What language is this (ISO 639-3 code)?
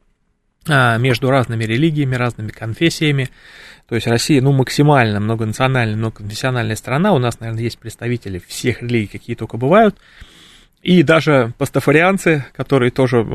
rus